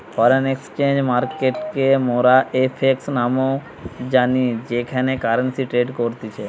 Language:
Bangla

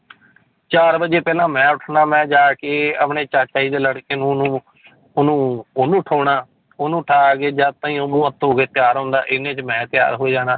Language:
Punjabi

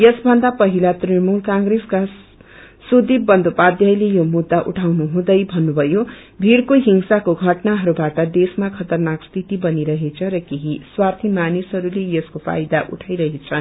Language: Nepali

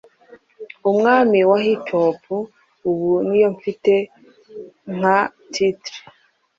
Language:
Kinyarwanda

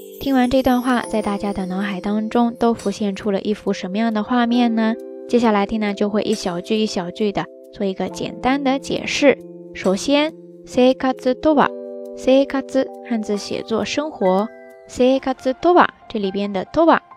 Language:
Chinese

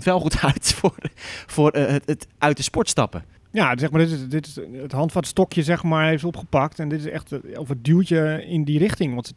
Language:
Dutch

